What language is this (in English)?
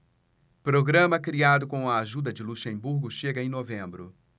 Portuguese